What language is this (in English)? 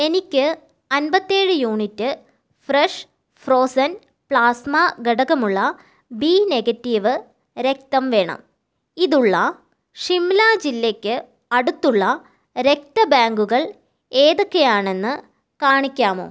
Malayalam